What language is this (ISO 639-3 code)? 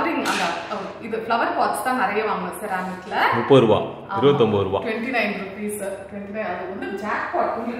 tam